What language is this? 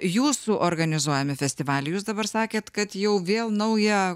Lithuanian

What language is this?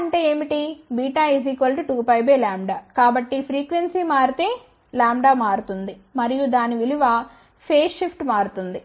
Telugu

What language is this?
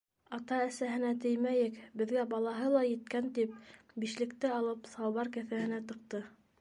Bashkir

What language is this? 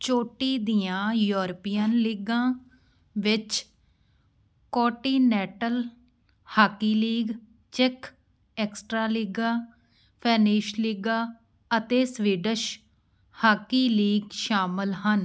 Punjabi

